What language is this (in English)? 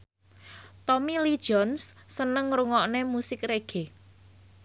Javanese